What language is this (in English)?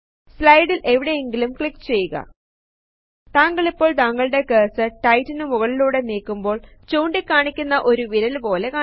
Malayalam